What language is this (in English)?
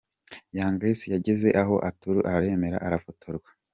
Kinyarwanda